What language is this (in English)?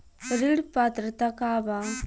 Bhojpuri